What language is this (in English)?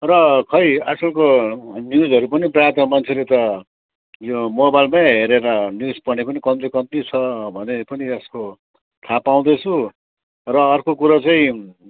Nepali